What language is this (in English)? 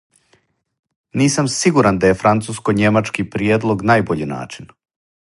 Serbian